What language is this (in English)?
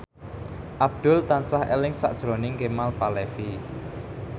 Javanese